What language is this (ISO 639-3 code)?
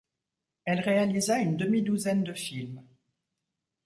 fra